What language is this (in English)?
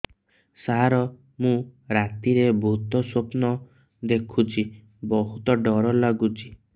Odia